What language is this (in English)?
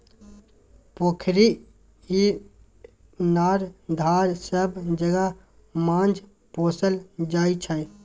Maithili